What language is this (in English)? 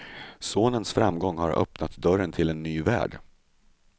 Swedish